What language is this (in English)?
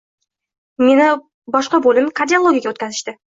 Uzbek